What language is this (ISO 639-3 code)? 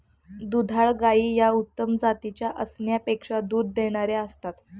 mar